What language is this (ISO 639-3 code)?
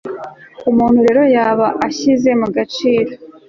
kin